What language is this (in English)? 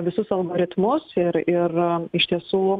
Lithuanian